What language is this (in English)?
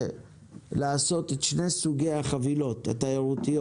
Hebrew